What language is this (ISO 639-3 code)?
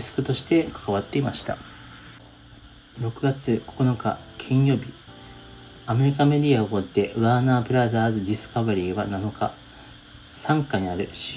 jpn